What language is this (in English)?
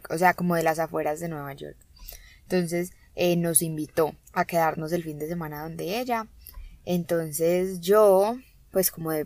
Spanish